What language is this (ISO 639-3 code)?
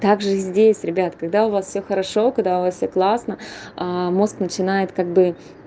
rus